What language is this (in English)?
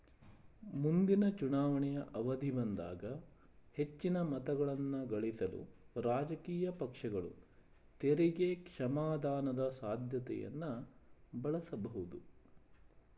Kannada